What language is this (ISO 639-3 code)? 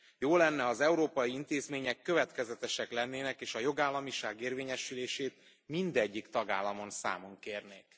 hun